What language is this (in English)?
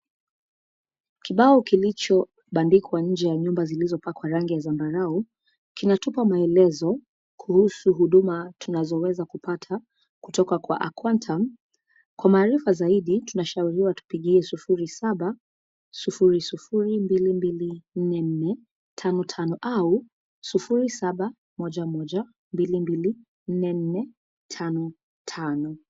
Swahili